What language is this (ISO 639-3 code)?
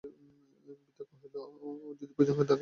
ben